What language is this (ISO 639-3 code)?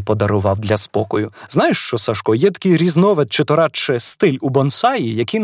ukr